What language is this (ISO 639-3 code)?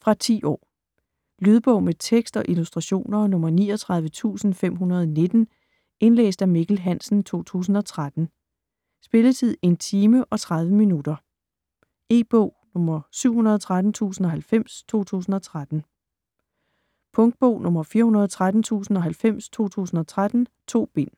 dan